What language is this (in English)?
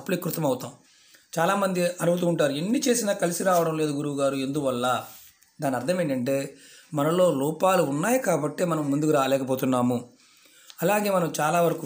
Telugu